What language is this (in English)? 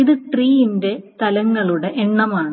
Malayalam